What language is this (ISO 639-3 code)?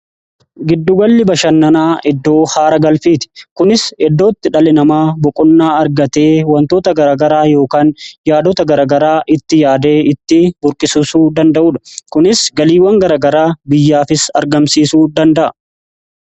orm